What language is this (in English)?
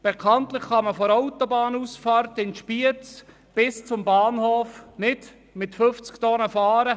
Swiss German